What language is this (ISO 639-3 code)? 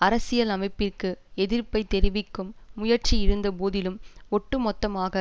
tam